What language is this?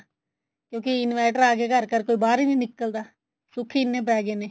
Punjabi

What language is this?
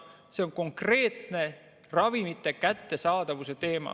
Estonian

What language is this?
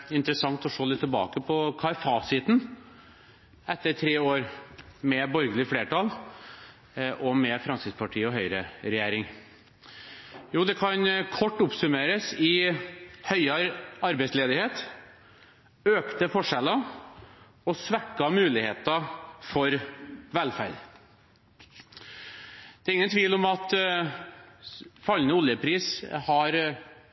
Norwegian Bokmål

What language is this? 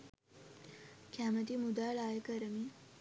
Sinhala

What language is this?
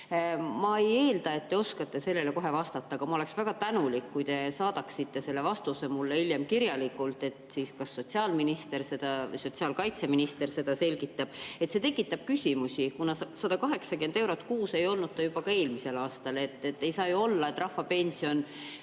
Estonian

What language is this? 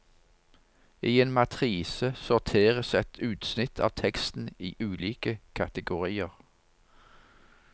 Norwegian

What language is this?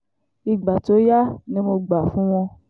Yoruba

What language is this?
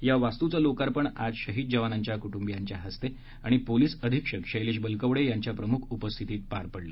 Marathi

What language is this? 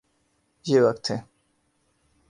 Urdu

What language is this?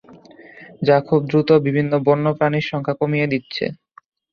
Bangla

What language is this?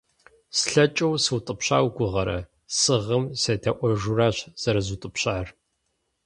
Kabardian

